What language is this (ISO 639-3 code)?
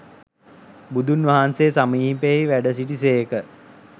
sin